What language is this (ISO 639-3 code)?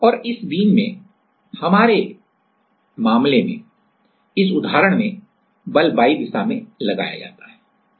hin